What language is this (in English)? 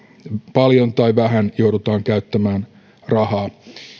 Finnish